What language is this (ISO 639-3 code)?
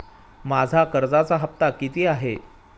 mar